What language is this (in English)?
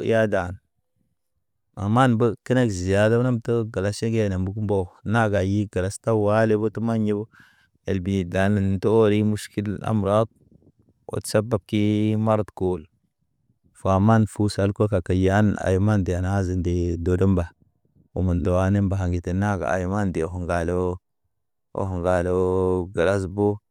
Naba